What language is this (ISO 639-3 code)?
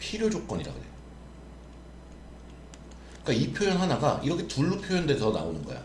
kor